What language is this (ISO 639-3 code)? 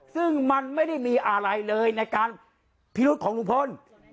tha